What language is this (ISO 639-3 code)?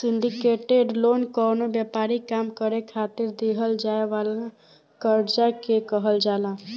bho